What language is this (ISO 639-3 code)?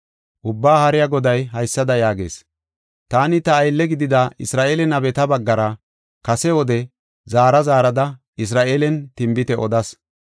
gof